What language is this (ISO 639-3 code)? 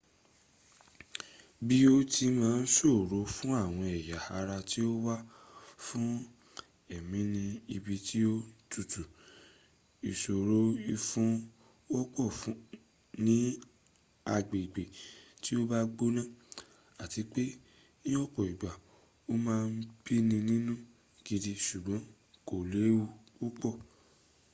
yor